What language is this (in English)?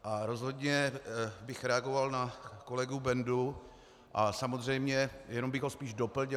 Czech